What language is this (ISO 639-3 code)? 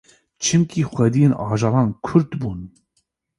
kur